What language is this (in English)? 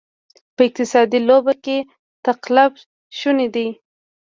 Pashto